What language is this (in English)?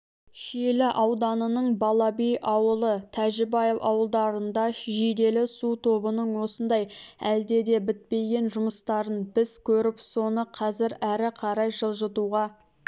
Kazakh